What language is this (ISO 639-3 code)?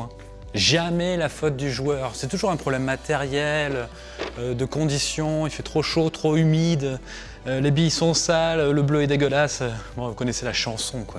fra